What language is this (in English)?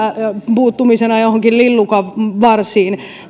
Finnish